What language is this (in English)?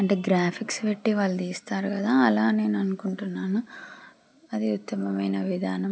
Telugu